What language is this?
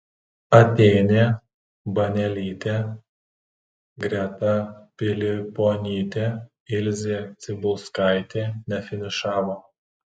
Lithuanian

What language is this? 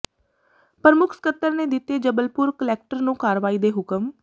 Punjabi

